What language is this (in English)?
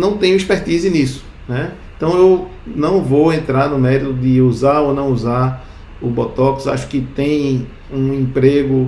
Portuguese